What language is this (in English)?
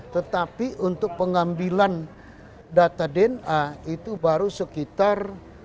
Indonesian